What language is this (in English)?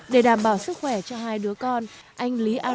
Vietnamese